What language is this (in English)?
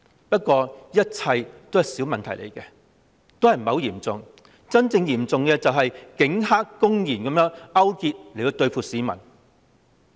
Cantonese